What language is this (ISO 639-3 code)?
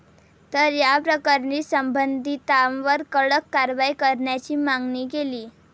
mar